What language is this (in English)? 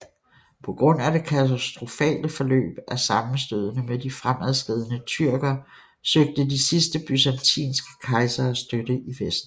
Danish